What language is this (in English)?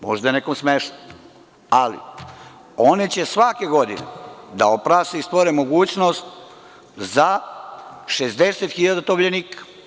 Serbian